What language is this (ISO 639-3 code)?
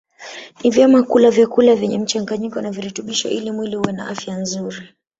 swa